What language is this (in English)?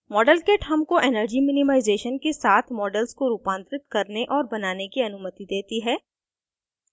Hindi